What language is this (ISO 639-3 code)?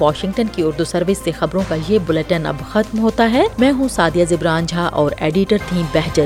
urd